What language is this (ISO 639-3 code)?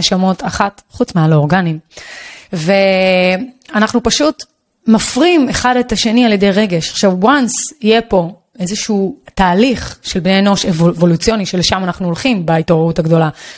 heb